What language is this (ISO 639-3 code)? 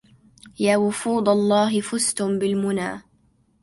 ara